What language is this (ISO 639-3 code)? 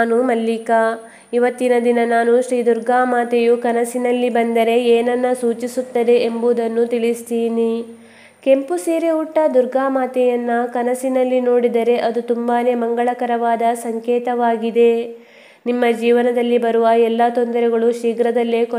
kan